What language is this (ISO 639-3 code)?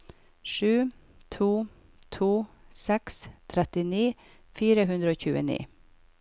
nor